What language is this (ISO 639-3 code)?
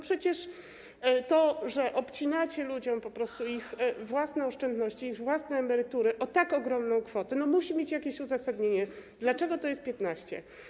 pol